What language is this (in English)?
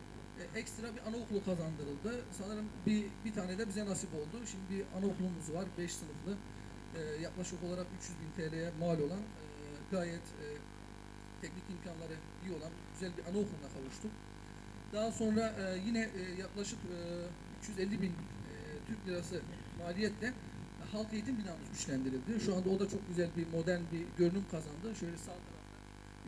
Turkish